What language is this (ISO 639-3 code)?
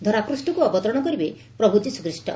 ori